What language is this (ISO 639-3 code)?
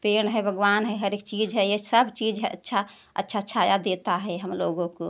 hin